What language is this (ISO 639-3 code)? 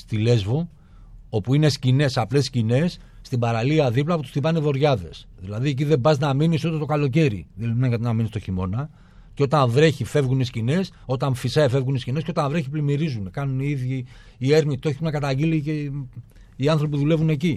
ell